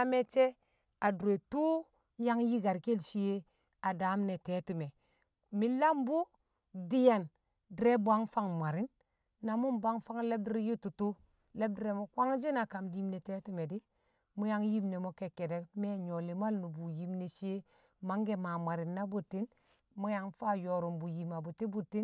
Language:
Kamo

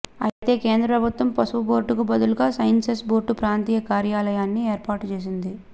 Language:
Telugu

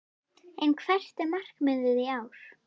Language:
Icelandic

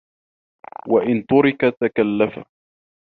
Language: Arabic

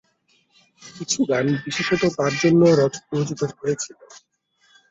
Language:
Bangla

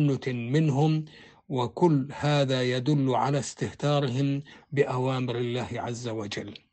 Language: Arabic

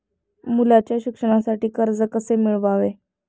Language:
Marathi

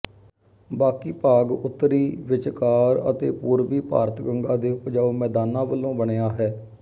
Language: Punjabi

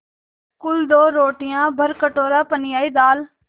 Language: Hindi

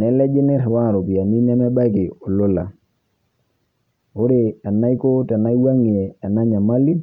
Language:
Masai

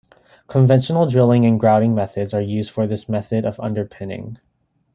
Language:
English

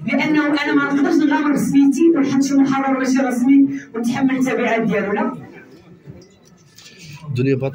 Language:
Arabic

